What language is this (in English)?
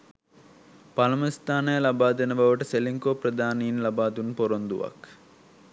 Sinhala